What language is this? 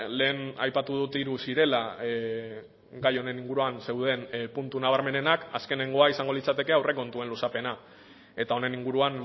Basque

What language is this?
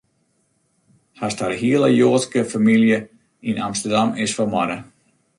Western Frisian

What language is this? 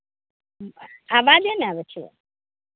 Maithili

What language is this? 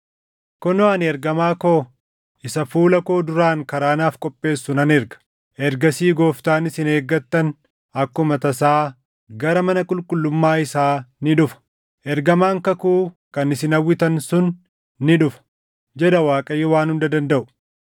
Oromo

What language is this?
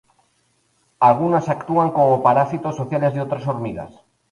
Spanish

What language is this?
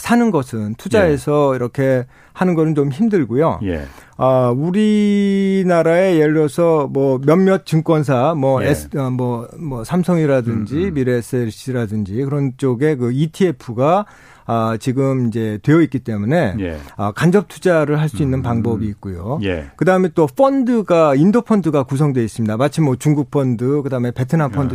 Korean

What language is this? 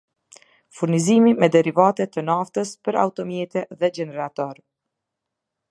Albanian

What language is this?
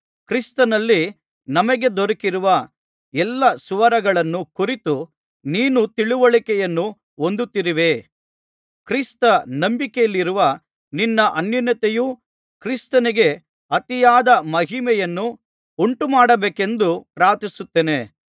Kannada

